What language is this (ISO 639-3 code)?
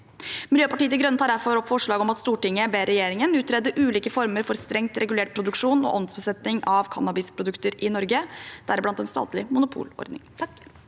nor